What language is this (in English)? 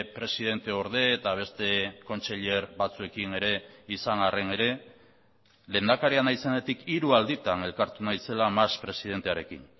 Basque